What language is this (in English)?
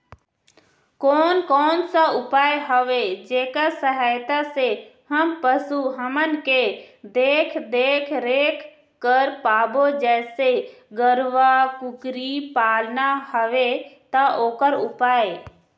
Chhattisgarhi